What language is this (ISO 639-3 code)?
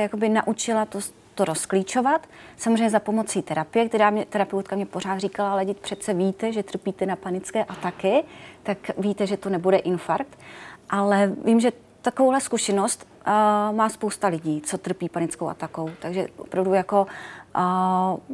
ces